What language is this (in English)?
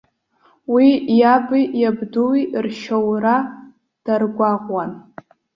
Abkhazian